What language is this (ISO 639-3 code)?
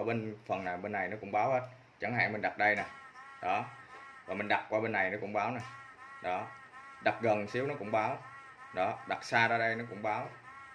vie